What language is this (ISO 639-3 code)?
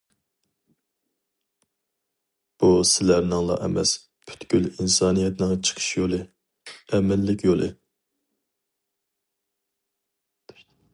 uig